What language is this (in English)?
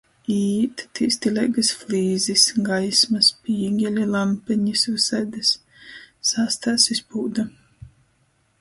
Latgalian